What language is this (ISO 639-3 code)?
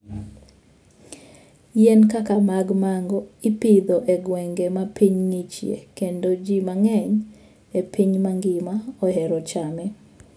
luo